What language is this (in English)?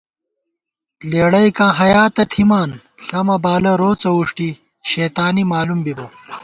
Gawar-Bati